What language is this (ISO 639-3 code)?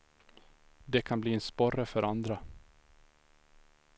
swe